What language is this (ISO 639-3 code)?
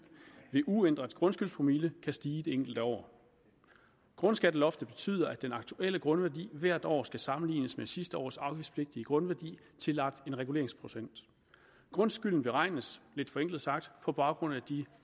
dan